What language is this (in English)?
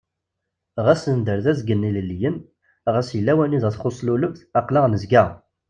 Kabyle